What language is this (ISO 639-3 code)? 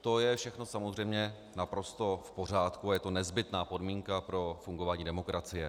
ces